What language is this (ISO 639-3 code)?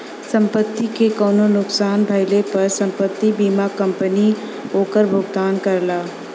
bho